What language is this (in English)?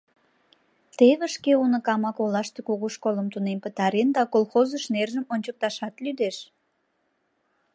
Mari